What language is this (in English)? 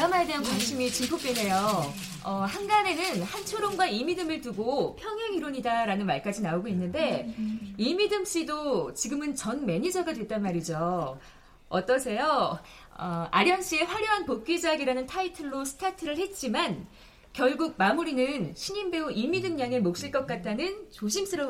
Korean